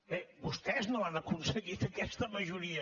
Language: Catalan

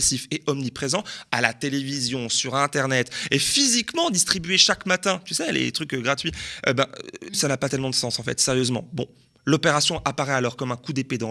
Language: French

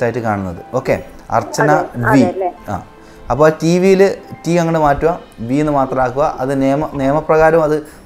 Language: Malayalam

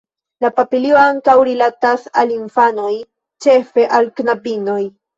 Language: Esperanto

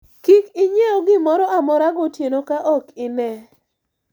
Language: Luo (Kenya and Tanzania)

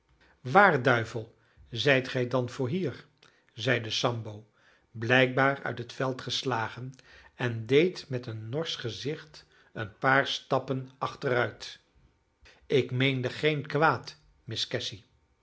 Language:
Dutch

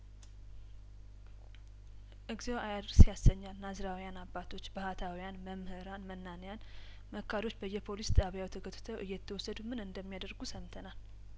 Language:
Amharic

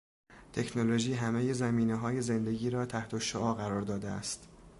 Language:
Persian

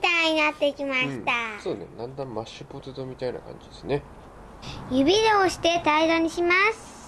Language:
Japanese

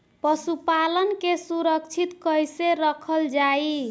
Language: Bhojpuri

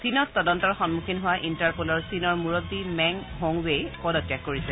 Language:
Assamese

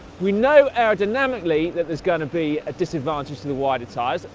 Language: English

